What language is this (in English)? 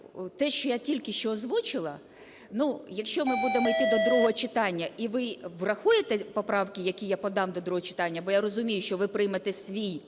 Ukrainian